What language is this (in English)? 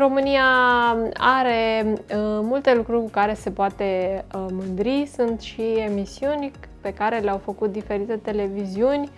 Romanian